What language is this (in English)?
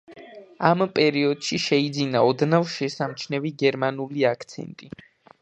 Georgian